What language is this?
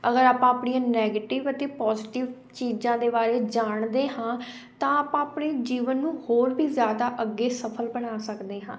Punjabi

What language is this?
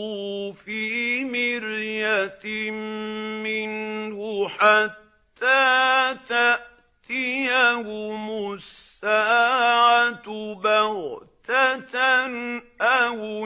Arabic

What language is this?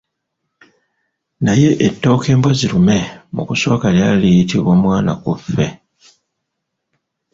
Ganda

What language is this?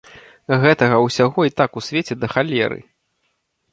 Belarusian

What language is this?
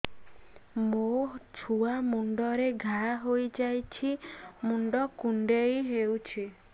Odia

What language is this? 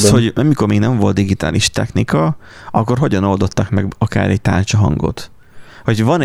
Hungarian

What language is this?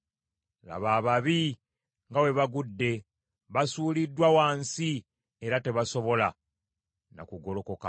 Ganda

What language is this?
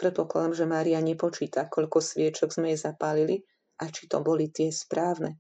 Slovak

